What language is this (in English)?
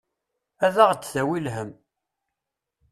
Kabyle